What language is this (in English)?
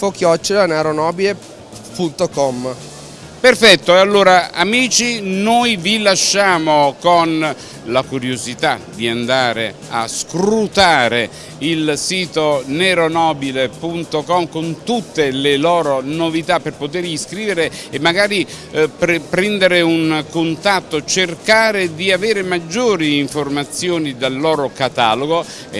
Italian